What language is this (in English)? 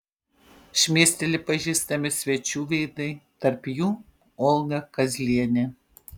Lithuanian